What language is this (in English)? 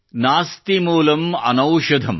Kannada